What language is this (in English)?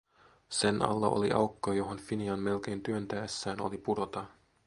Finnish